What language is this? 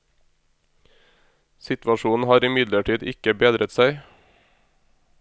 Norwegian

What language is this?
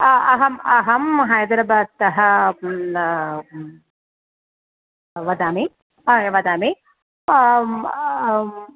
Sanskrit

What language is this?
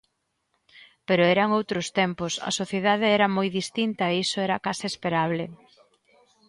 Galician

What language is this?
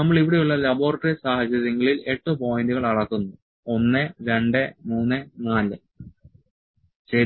Malayalam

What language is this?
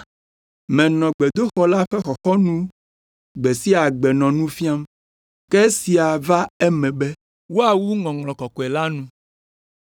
Ewe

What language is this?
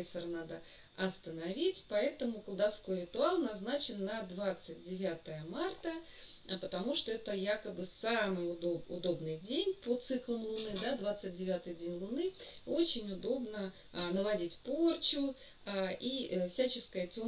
Russian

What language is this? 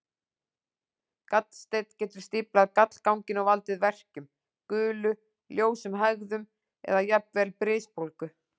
Icelandic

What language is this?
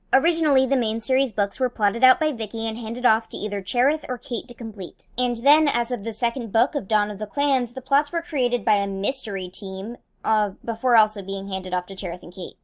English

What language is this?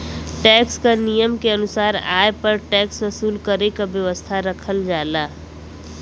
Bhojpuri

